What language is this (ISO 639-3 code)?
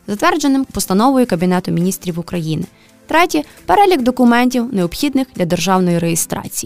ukr